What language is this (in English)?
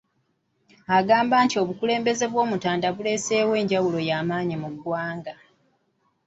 Ganda